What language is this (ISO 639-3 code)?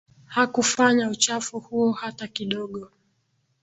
swa